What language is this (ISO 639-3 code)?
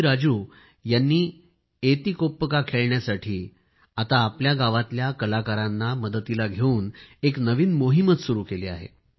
mar